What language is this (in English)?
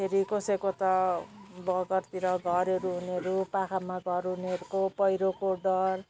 Nepali